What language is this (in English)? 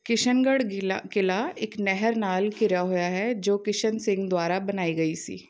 Punjabi